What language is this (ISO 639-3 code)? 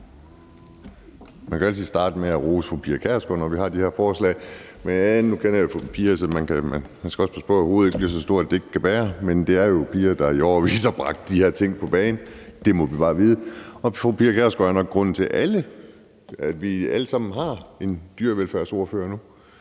dan